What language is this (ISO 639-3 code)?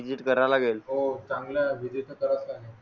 mar